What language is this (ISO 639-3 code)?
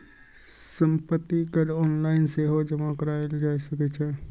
mai